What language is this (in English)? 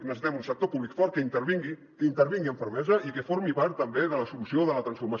Catalan